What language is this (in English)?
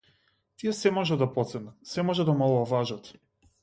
Macedonian